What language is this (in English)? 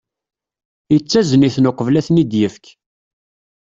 Kabyle